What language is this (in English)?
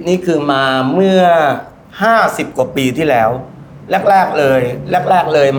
Thai